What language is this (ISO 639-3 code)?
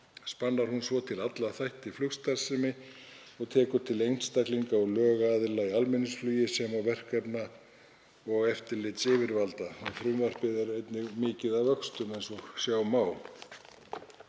isl